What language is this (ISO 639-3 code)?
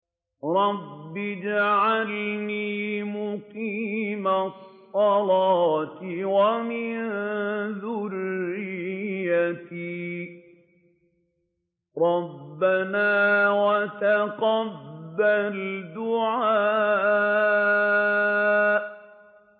ara